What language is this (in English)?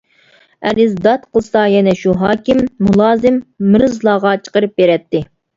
Uyghur